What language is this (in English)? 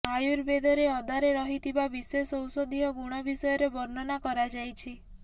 Odia